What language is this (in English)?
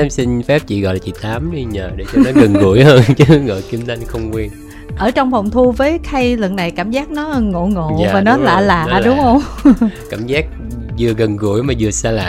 Vietnamese